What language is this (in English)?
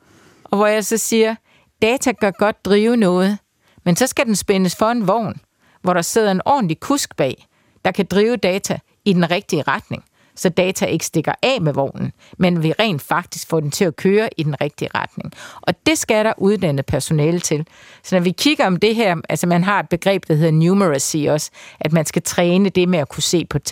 Danish